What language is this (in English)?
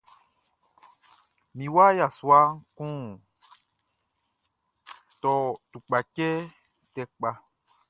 Baoulé